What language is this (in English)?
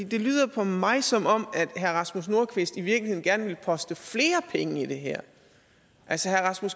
Danish